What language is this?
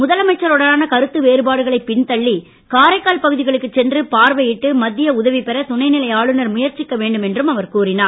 Tamil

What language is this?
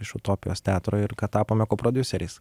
Lithuanian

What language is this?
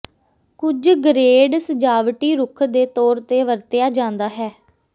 Punjabi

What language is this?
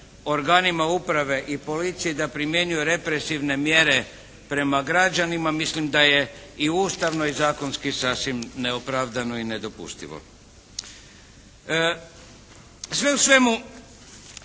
Croatian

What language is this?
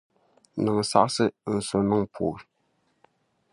Dagbani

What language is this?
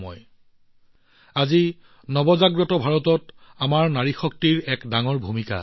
Assamese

